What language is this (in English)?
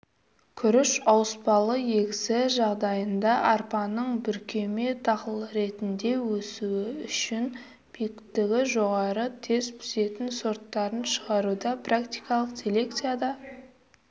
Kazakh